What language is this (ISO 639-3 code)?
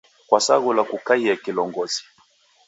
dav